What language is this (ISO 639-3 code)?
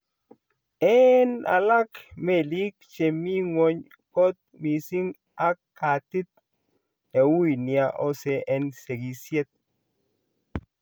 kln